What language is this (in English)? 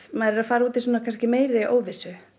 Icelandic